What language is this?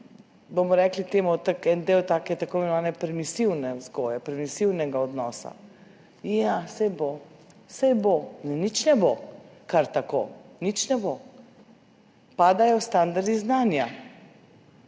Slovenian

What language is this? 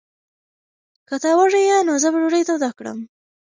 Pashto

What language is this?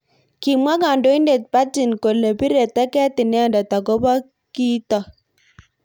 Kalenjin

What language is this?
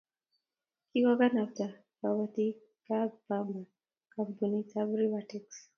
Kalenjin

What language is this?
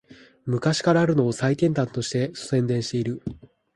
Japanese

